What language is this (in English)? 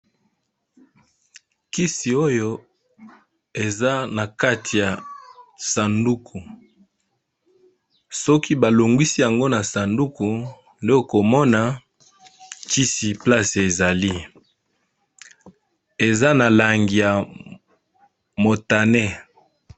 Lingala